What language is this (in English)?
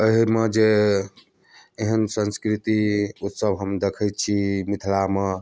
Maithili